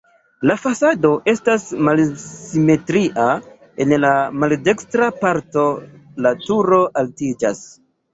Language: Esperanto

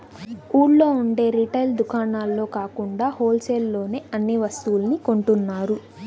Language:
Telugu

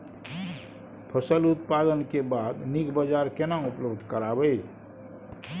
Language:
Maithili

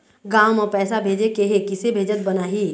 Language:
Chhattisgarhi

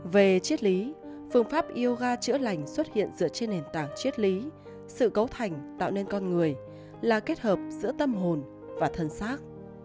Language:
Vietnamese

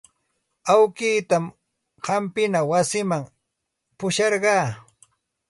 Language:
Santa Ana de Tusi Pasco Quechua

